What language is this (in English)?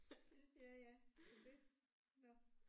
Danish